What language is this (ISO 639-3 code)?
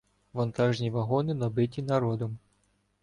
ukr